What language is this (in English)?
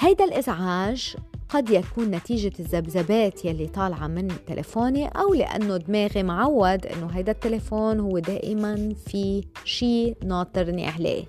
Arabic